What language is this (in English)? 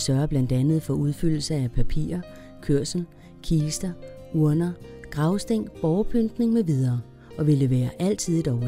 Danish